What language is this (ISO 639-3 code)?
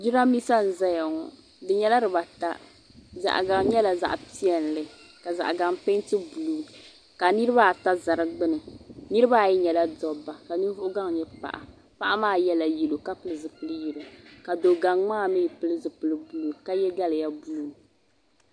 dag